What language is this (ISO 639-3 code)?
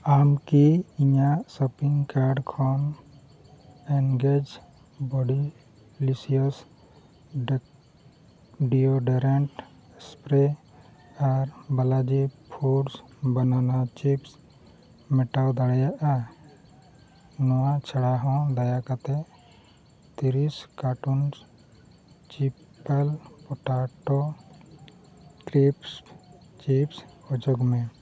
sat